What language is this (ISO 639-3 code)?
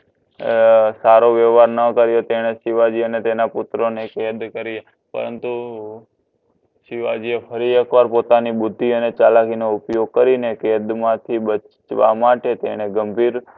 guj